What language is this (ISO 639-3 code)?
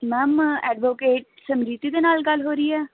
pan